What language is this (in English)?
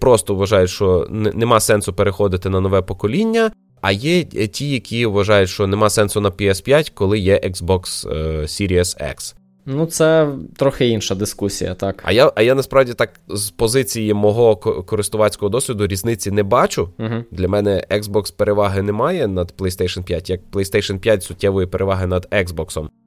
Ukrainian